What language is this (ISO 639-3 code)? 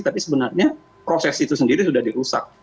ind